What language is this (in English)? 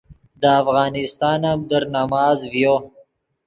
Yidgha